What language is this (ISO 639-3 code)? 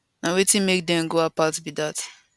pcm